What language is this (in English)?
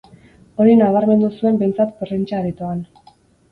Basque